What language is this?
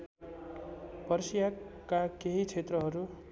Nepali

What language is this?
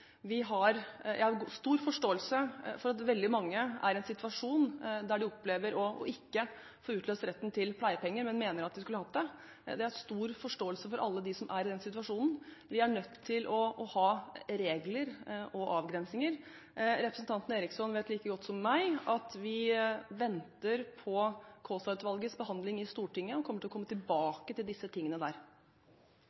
Norwegian Bokmål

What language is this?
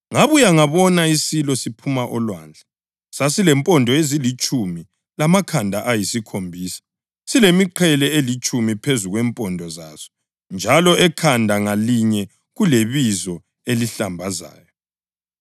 North Ndebele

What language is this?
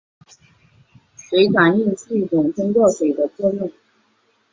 Chinese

